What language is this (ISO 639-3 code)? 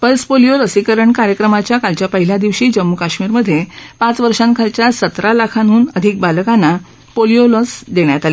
mar